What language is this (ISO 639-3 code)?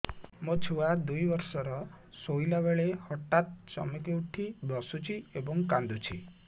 ori